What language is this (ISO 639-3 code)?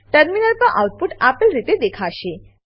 guj